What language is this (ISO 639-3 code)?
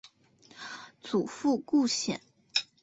zho